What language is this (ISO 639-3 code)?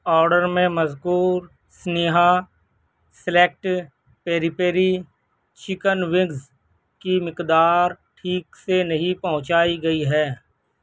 urd